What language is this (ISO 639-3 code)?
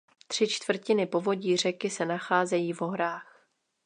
ces